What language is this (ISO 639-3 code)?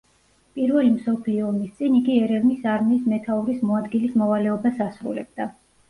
kat